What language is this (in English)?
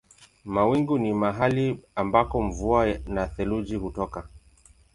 Swahili